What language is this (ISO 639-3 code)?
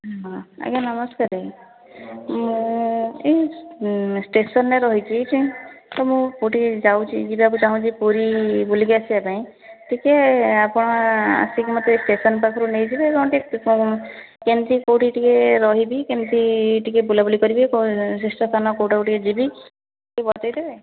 ori